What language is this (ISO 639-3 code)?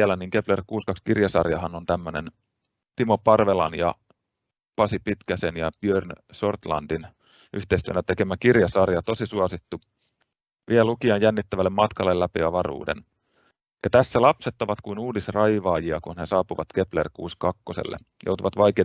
fin